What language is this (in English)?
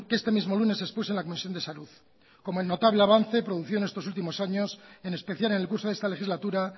Spanish